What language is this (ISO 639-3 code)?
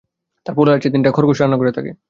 ben